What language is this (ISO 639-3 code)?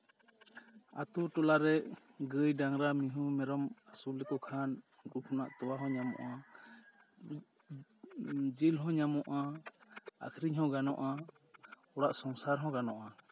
sat